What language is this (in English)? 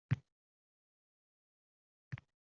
Uzbek